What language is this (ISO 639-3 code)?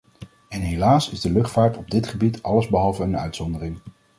nld